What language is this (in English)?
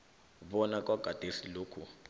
South Ndebele